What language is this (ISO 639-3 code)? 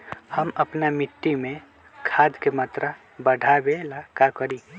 mag